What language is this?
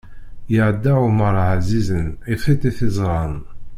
Kabyle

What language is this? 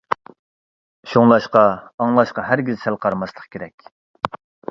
Uyghur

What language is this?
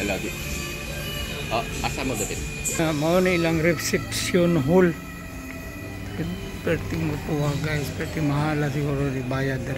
Indonesian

